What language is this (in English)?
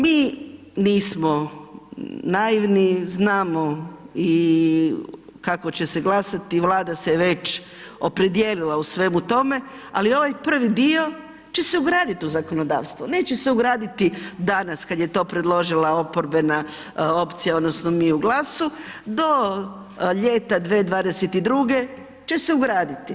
Croatian